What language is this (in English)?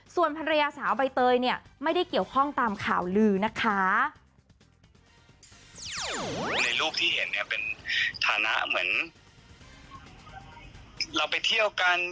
Thai